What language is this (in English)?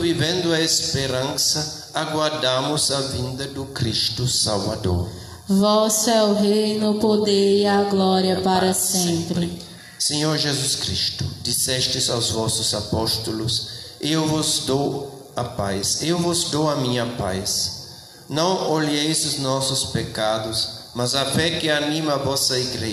Portuguese